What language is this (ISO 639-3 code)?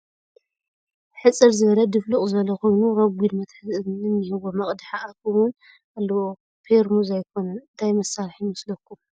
tir